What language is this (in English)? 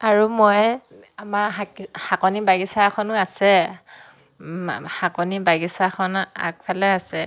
Assamese